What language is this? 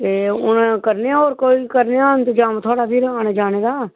Dogri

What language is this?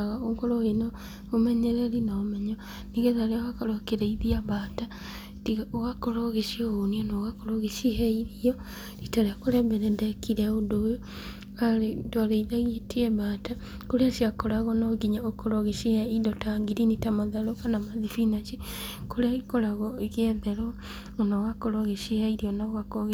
Kikuyu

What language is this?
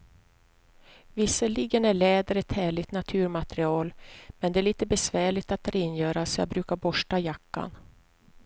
Swedish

